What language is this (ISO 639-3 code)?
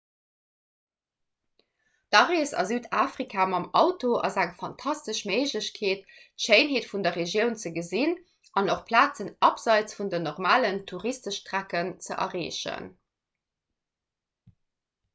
ltz